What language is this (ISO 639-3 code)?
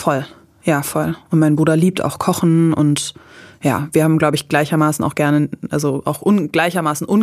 deu